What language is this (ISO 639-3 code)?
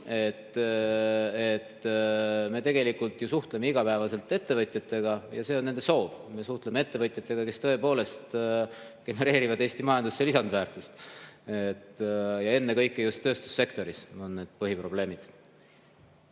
est